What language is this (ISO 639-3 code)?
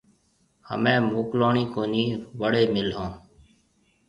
mve